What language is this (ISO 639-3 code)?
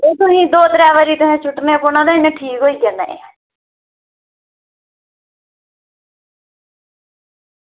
doi